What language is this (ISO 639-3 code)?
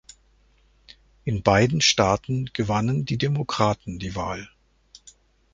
deu